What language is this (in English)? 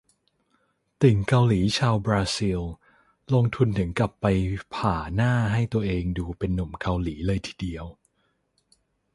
Thai